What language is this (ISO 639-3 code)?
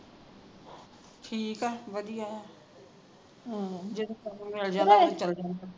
pan